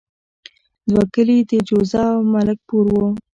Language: Pashto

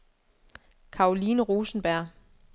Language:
Danish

